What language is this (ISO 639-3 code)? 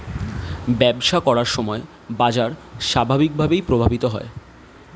ben